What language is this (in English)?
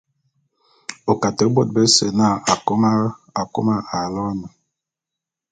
Bulu